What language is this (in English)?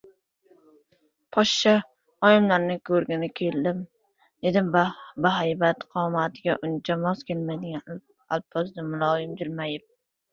Uzbek